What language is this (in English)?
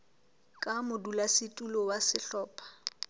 Southern Sotho